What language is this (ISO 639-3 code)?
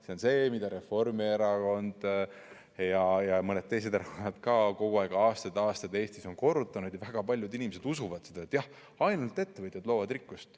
est